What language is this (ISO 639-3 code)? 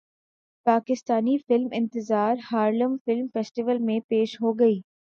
urd